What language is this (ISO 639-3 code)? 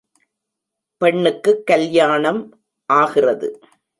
tam